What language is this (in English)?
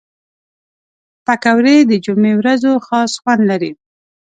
Pashto